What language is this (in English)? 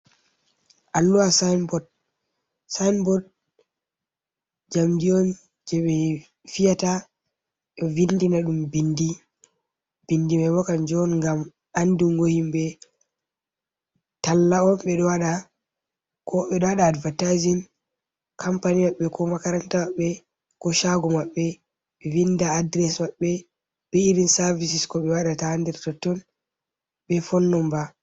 Fula